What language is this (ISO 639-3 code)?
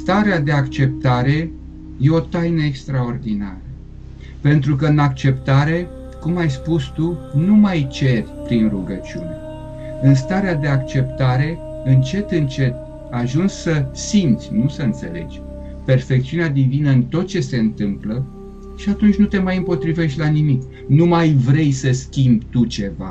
ron